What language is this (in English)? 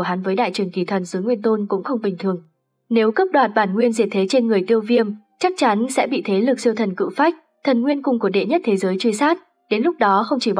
Vietnamese